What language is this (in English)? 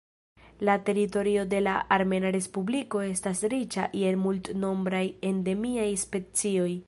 Esperanto